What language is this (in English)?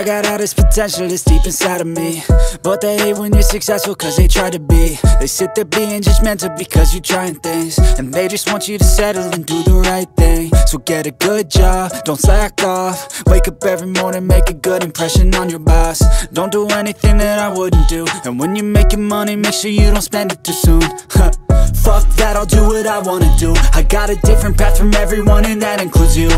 English